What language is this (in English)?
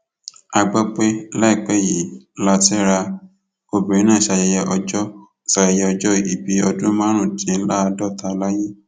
Yoruba